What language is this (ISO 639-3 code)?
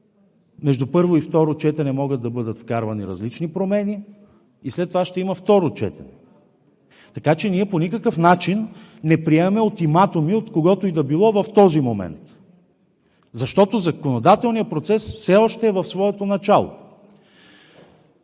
bul